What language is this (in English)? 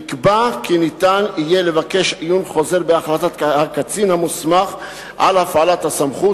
Hebrew